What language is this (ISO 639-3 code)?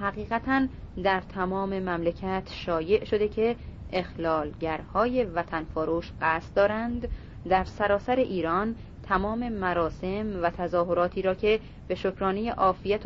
fas